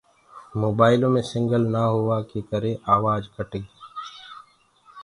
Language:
Gurgula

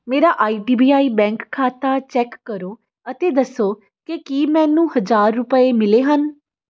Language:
Punjabi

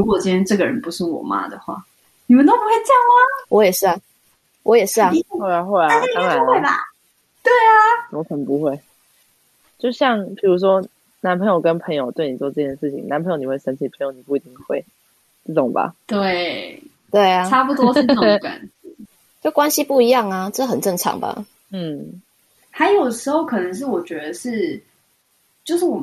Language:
Chinese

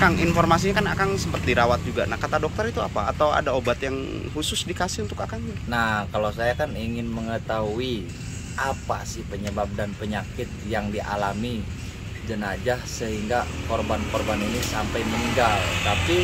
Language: Indonesian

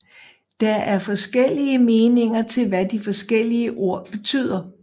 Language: Danish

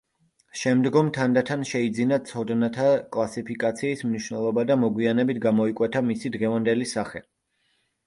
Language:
Georgian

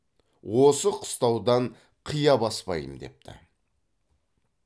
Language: Kazakh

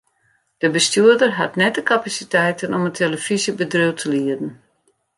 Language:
Western Frisian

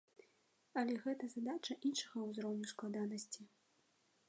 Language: Belarusian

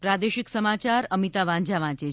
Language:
Gujarati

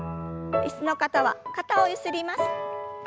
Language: Japanese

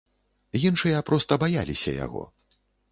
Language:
Belarusian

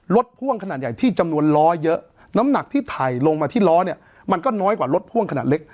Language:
Thai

